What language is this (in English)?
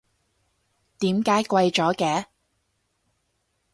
Cantonese